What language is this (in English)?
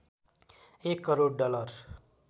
Nepali